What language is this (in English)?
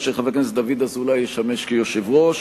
Hebrew